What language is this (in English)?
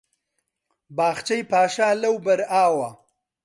Central Kurdish